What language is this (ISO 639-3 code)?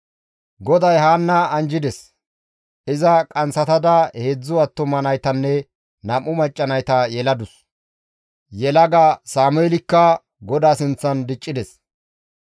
gmv